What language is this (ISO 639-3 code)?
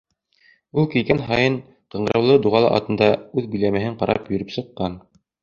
bak